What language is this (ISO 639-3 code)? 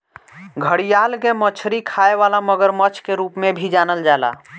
bho